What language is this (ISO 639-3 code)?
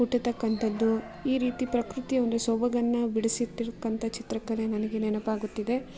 kan